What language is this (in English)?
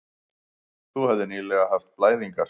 Icelandic